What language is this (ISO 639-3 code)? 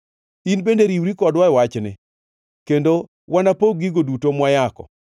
luo